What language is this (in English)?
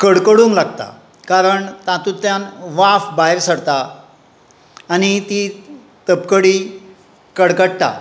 Konkani